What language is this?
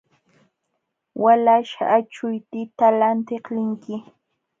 Jauja Wanca Quechua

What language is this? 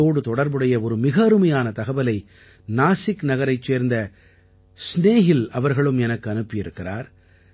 Tamil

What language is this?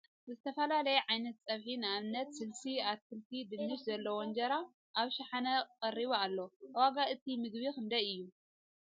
Tigrinya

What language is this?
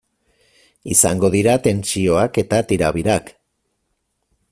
Basque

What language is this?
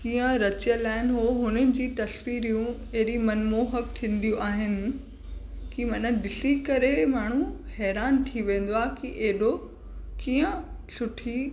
Sindhi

